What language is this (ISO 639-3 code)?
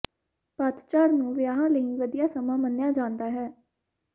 pan